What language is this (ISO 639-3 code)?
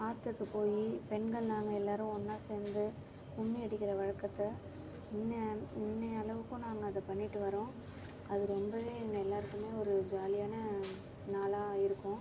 tam